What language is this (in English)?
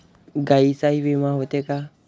Marathi